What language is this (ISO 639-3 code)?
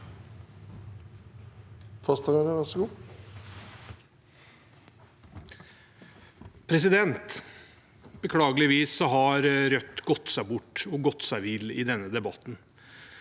nor